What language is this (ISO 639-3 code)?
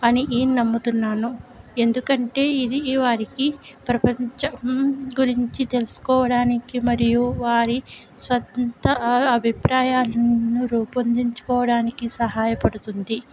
tel